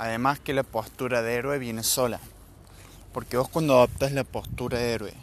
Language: Spanish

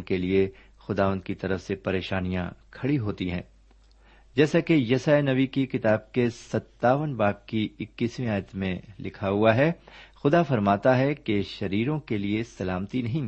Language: Urdu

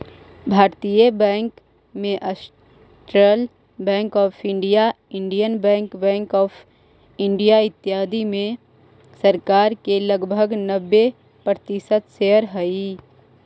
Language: Magahi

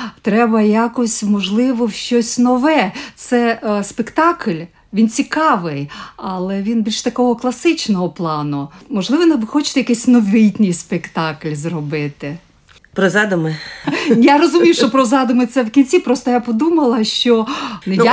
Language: Ukrainian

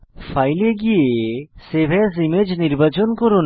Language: Bangla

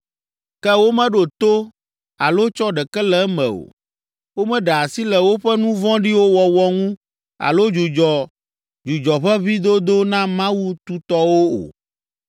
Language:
Ewe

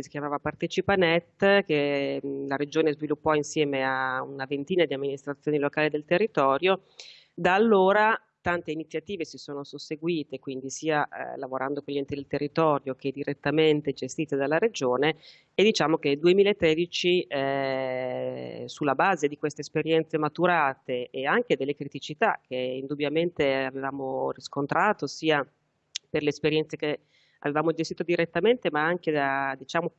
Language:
Italian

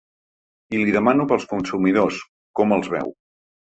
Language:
Catalan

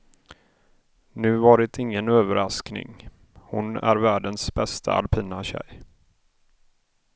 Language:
Swedish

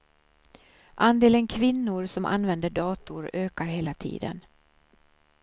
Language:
Swedish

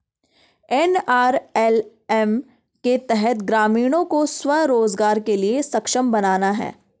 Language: Hindi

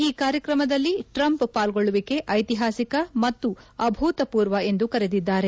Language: Kannada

